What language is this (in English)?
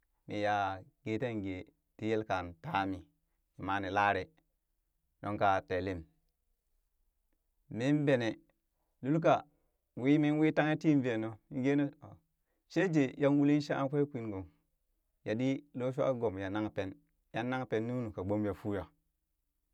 Burak